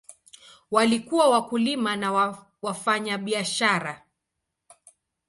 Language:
Swahili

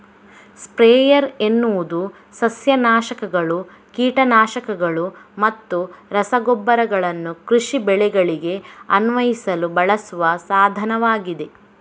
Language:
Kannada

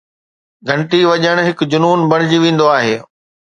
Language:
Sindhi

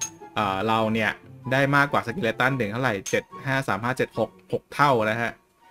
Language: Thai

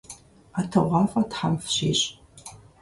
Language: Kabardian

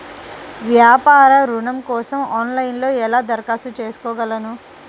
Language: Telugu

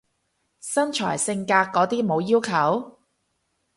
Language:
Cantonese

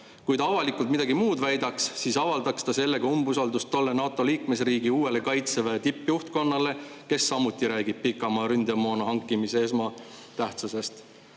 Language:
Estonian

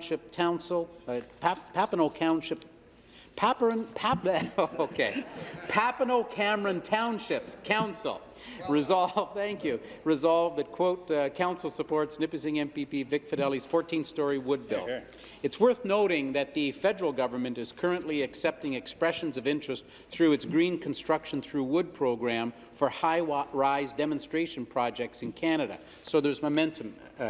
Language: English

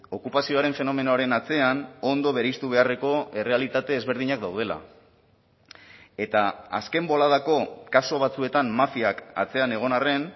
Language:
Basque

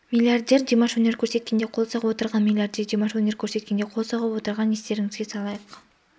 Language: Kazakh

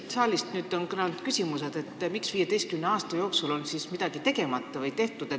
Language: Estonian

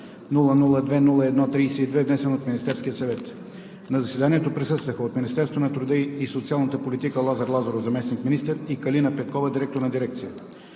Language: Bulgarian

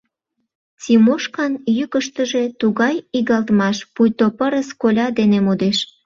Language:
Mari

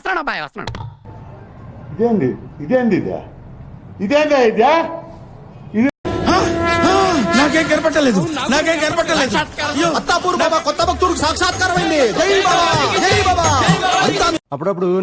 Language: Hindi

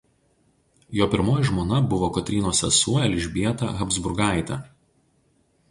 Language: Lithuanian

